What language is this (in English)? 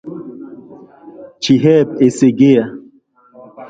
Igbo